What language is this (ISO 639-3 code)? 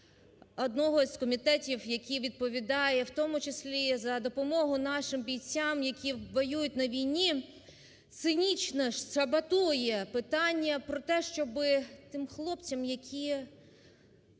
ukr